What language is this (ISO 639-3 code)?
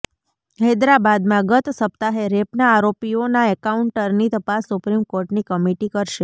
guj